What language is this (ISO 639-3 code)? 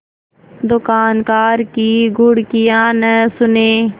hin